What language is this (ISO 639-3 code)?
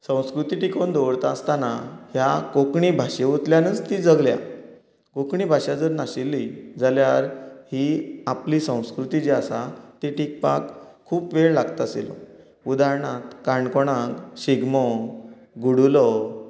kok